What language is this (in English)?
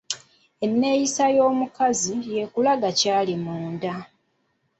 Ganda